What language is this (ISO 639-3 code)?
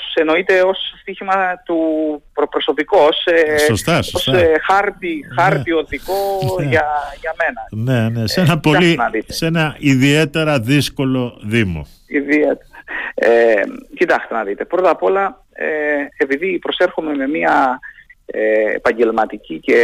ell